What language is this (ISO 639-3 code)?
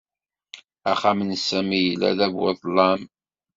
kab